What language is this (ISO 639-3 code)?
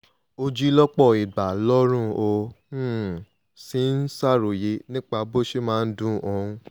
yor